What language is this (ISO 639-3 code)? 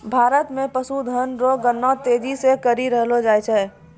mai